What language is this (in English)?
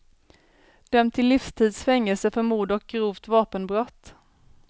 Swedish